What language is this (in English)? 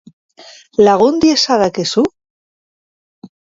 Basque